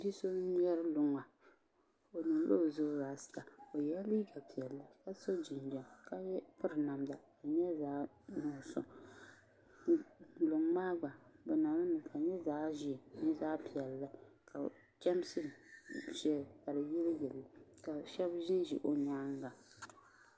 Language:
Dagbani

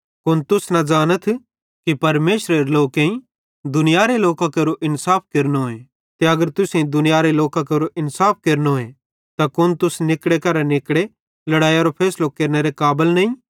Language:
Bhadrawahi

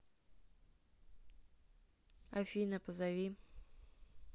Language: Russian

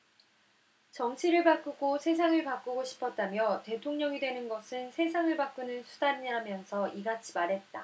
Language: Korean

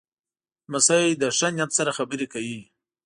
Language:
Pashto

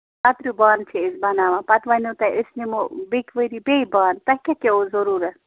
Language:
Kashmiri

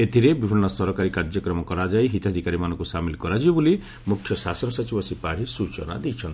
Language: Odia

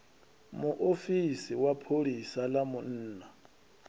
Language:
Venda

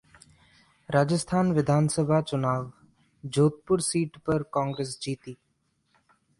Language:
Hindi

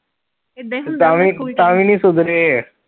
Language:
Punjabi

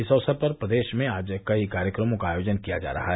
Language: Hindi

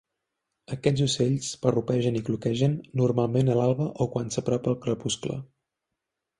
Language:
Catalan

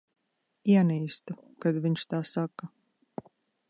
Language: Latvian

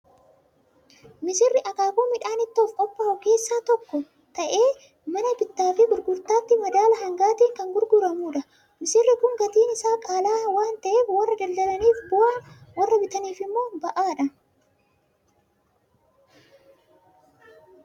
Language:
Oromo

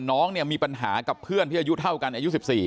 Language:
Thai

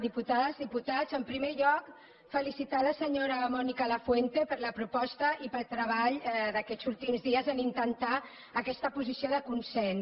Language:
Catalan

